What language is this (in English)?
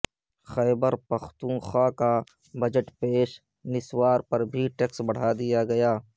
Urdu